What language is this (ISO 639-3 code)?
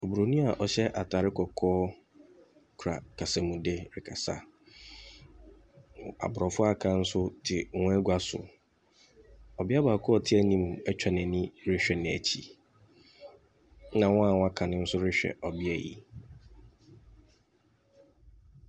aka